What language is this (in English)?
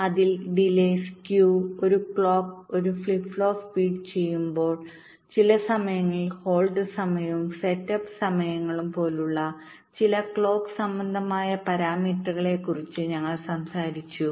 Malayalam